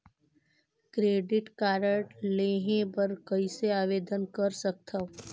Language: Chhattisgarhi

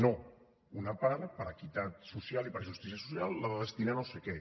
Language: Catalan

